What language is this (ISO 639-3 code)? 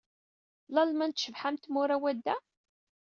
kab